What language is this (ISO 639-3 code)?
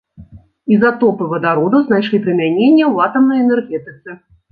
bel